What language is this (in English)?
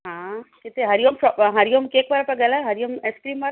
Sindhi